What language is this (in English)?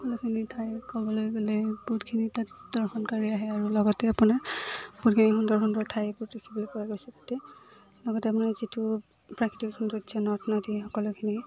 Assamese